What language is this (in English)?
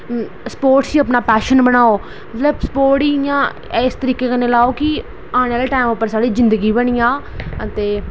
Dogri